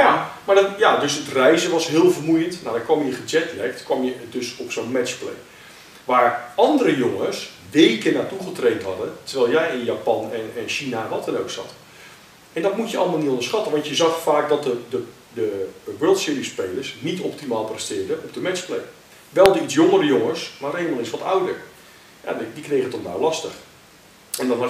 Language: Dutch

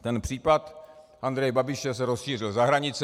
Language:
Czech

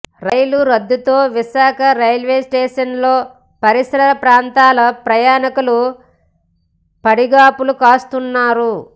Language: Telugu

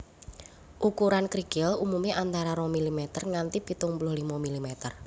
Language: Javanese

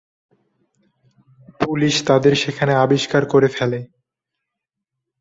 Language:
Bangla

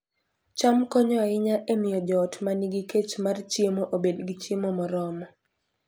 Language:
Luo (Kenya and Tanzania)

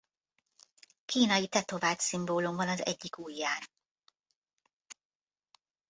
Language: Hungarian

